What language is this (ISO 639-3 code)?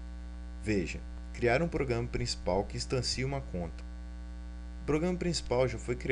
por